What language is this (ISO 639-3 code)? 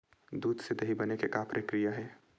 hne